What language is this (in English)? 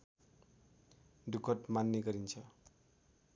Nepali